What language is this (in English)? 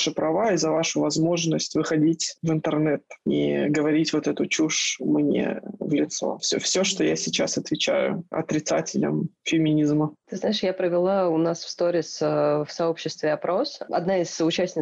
Russian